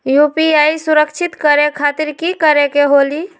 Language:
Magahi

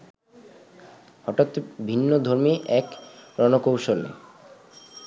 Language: Bangla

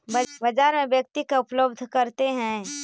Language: Magahi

